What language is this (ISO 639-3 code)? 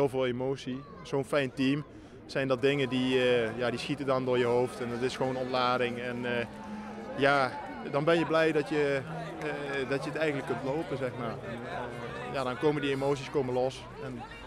nld